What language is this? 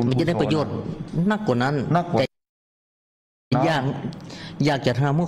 Thai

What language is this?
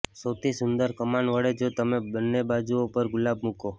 Gujarati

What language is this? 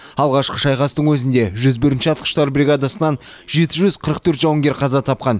Kazakh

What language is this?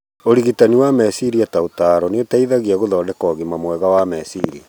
Kikuyu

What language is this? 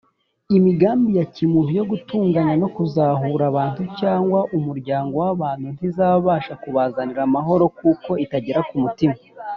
Kinyarwanda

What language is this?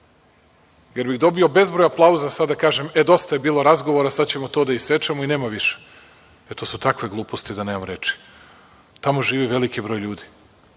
Serbian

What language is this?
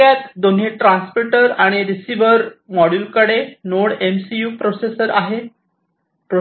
Marathi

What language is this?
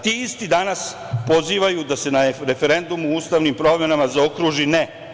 Serbian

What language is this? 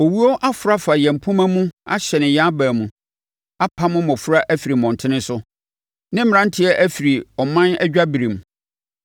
Akan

